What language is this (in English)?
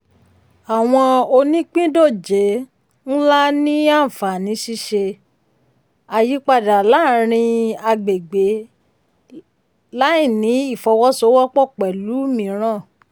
Yoruba